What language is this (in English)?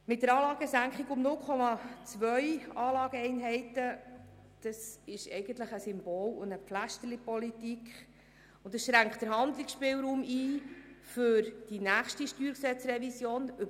Swiss German